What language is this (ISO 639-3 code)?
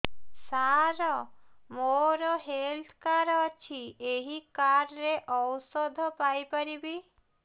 ori